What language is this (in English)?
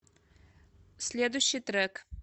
Russian